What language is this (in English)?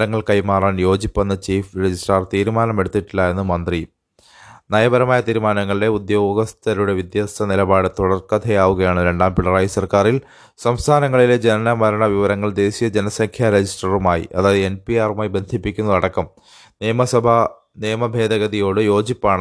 Malayalam